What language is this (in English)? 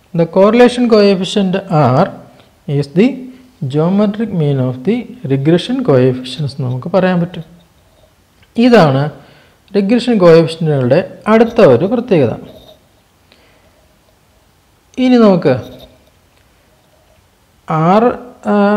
Turkish